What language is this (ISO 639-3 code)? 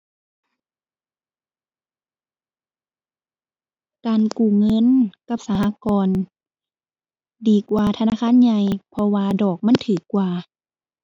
tha